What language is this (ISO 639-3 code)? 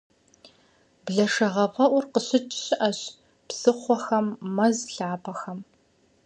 kbd